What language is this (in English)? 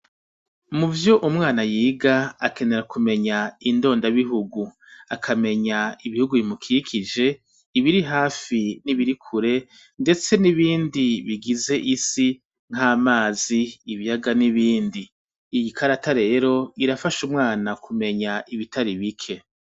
Rundi